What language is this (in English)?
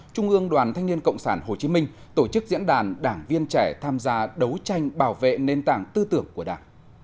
Vietnamese